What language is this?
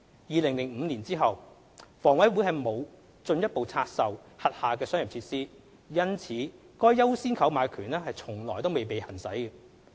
Cantonese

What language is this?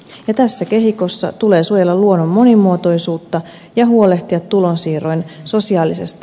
Finnish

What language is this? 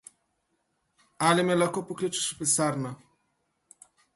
Slovenian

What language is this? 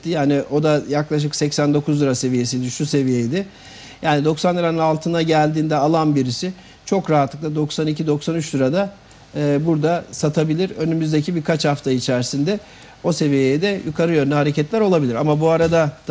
Turkish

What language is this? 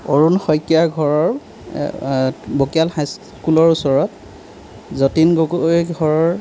Assamese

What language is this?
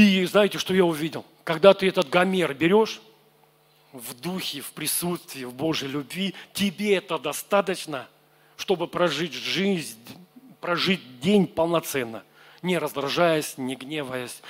Russian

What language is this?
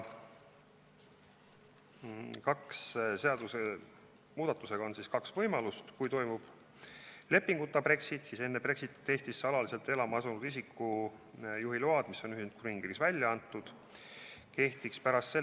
Estonian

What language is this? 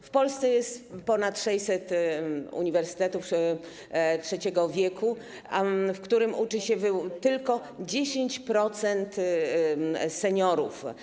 Polish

